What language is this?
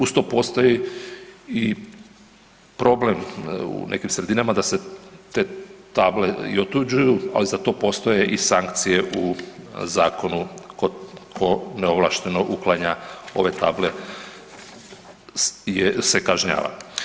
Croatian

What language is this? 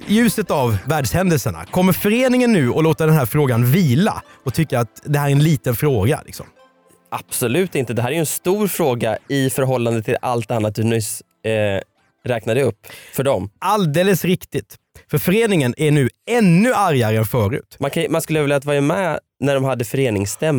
Swedish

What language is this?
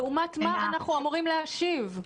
Hebrew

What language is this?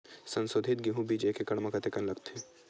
Chhattisgarhi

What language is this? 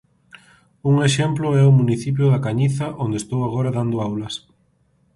Galician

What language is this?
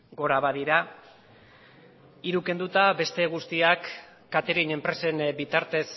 Basque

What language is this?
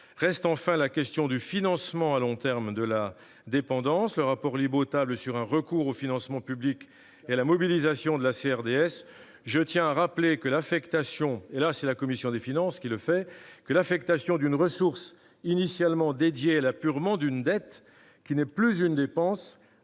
French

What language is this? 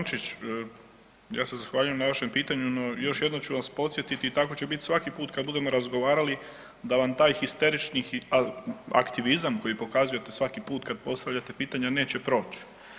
Croatian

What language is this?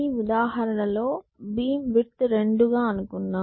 Telugu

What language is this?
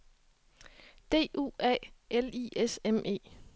Danish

